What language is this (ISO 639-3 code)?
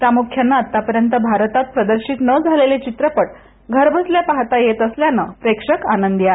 mar